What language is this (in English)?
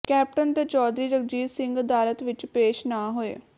Punjabi